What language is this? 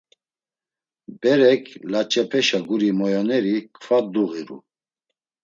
Laz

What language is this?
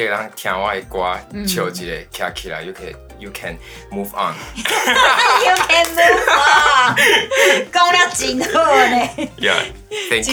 Chinese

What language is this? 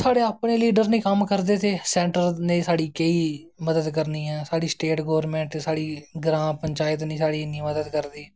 Dogri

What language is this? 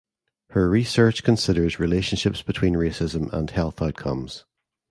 English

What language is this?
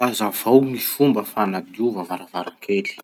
Masikoro Malagasy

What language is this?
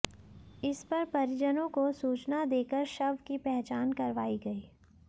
Hindi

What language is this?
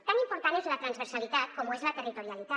Catalan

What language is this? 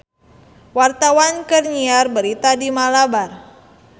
Sundanese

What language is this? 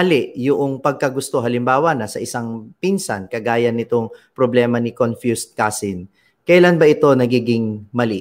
Filipino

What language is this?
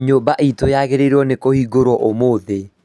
Kikuyu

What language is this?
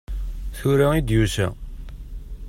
Kabyle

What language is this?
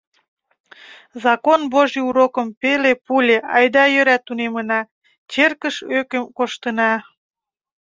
Mari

